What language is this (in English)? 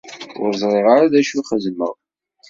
Kabyle